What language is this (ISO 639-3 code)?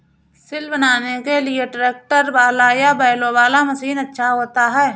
hin